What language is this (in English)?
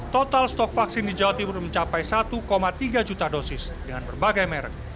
Indonesian